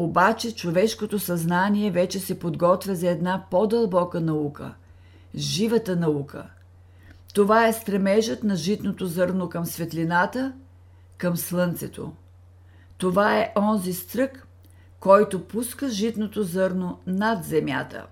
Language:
Bulgarian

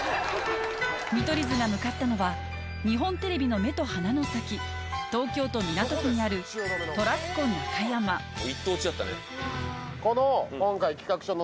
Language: Japanese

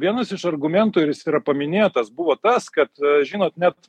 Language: Lithuanian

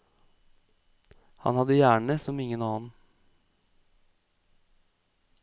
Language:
Norwegian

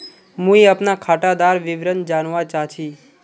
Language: Magahi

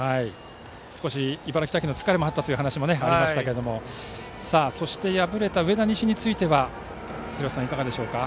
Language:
Japanese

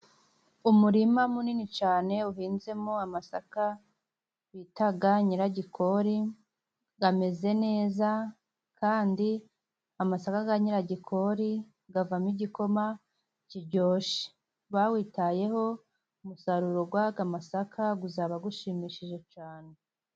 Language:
Kinyarwanda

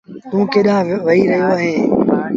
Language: Sindhi Bhil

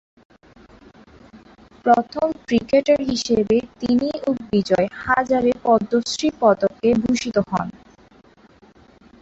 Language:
Bangla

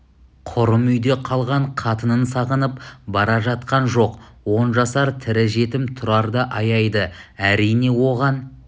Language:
Kazakh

